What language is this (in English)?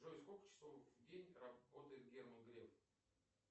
Russian